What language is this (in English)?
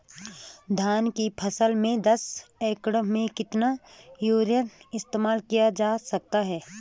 Hindi